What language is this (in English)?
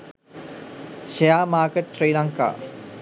Sinhala